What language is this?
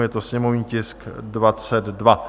Czech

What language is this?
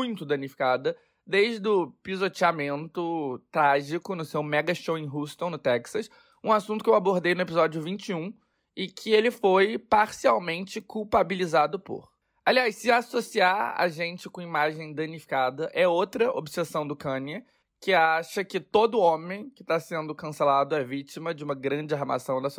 Portuguese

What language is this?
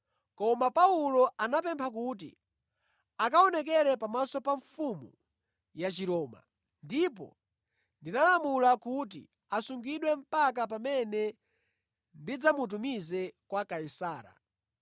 Nyanja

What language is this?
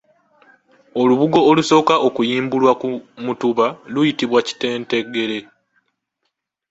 Ganda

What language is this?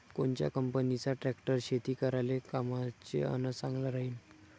Marathi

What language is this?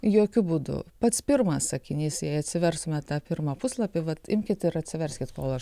Lithuanian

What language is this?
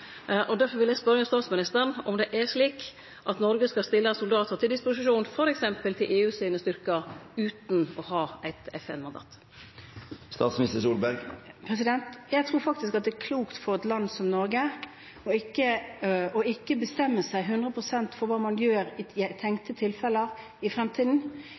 Norwegian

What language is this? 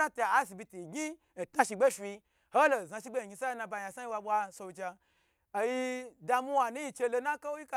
Gbagyi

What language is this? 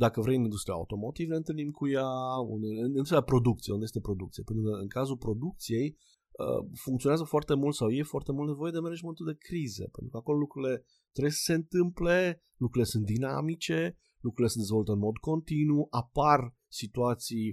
Romanian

